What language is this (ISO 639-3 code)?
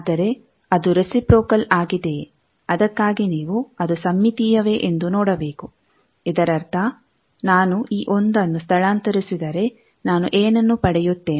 kan